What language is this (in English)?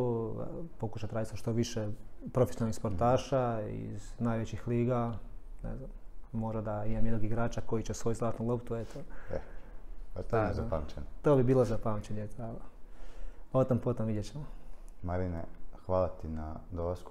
Croatian